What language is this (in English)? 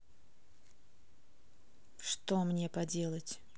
Russian